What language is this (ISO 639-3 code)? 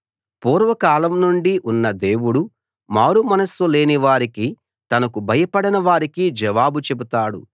tel